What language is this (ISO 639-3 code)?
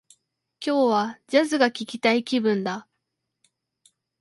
jpn